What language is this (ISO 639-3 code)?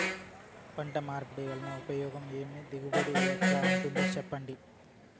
tel